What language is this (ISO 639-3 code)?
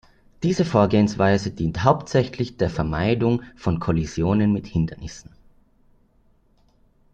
deu